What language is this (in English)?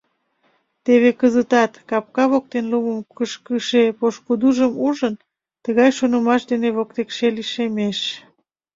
Mari